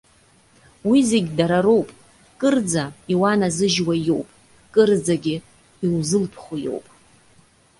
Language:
Abkhazian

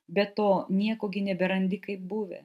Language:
Lithuanian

